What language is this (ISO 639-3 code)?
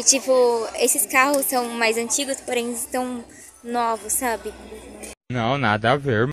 por